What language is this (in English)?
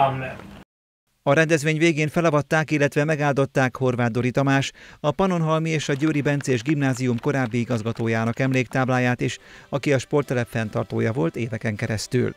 Hungarian